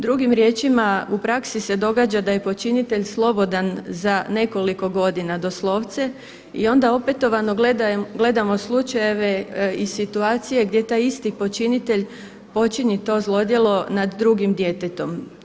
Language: Croatian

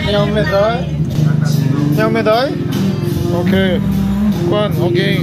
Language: Korean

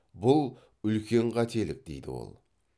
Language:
Kazakh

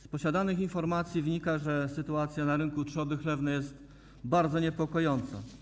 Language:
Polish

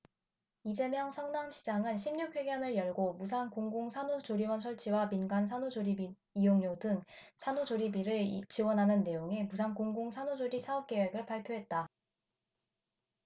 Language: Korean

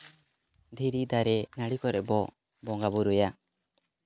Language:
Santali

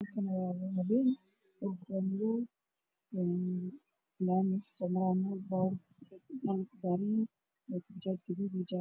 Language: Somali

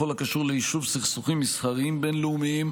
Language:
Hebrew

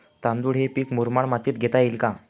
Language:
Marathi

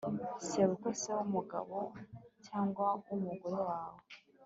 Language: Kinyarwanda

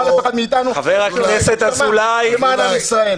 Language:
Hebrew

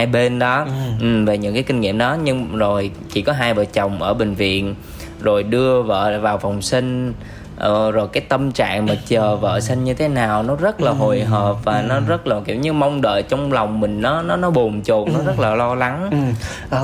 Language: Vietnamese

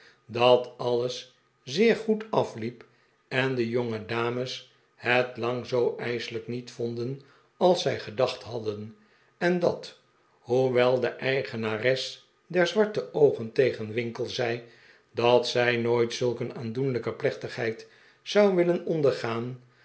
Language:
Dutch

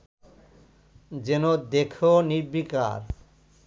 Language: Bangla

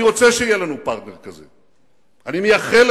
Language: Hebrew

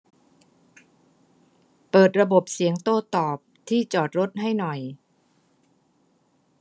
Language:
Thai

